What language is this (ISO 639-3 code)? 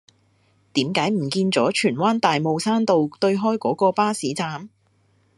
yue